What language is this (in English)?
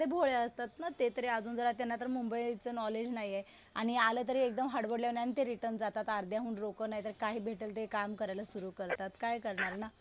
Marathi